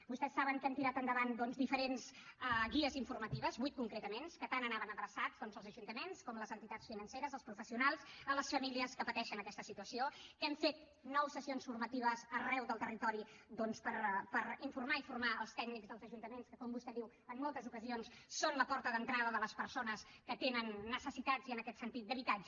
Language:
Catalan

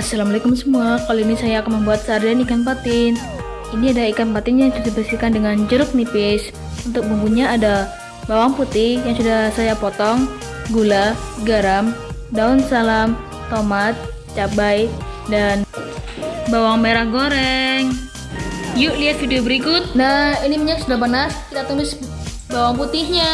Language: Indonesian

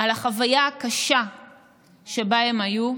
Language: Hebrew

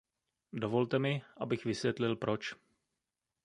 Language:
Czech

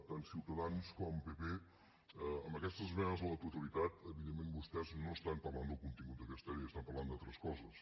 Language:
Catalan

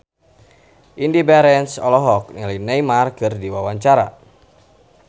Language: Sundanese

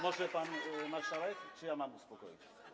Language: Polish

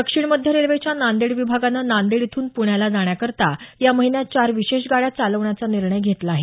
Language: Marathi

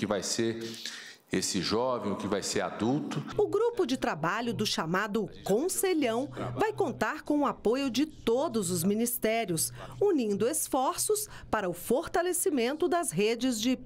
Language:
Portuguese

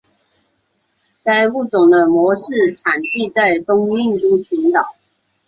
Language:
Chinese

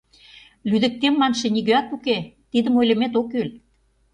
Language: Mari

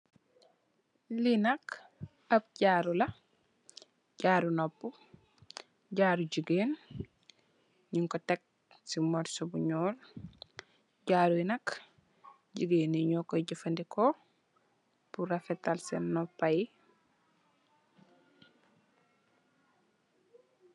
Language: Wolof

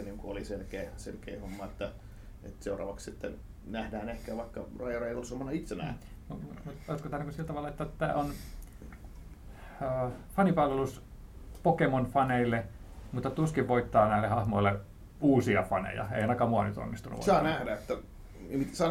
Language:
Finnish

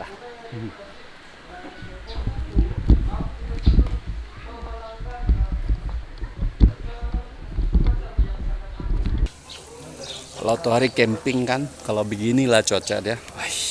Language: Indonesian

